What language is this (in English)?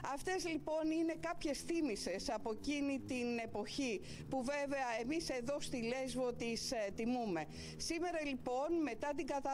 Greek